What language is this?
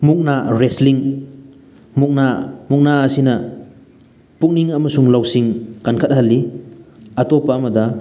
Manipuri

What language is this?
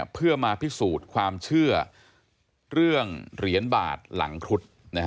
Thai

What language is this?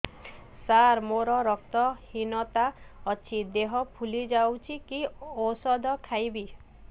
Odia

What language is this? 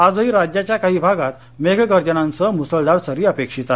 Marathi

